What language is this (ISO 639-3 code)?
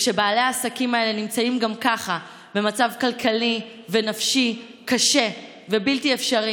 heb